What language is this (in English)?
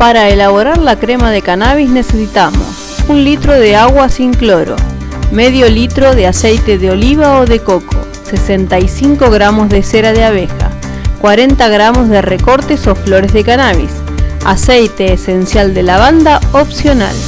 Spanish